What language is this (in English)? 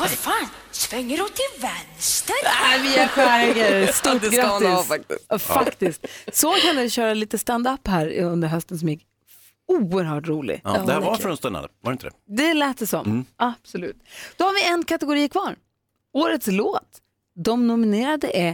Swedish